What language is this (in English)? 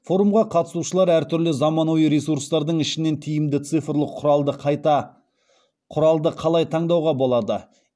Kazakh